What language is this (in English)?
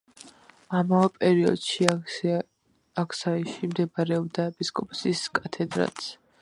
Georgian